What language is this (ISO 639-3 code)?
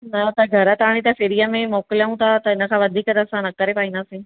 snd